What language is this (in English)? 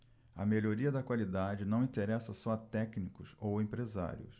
Portuguese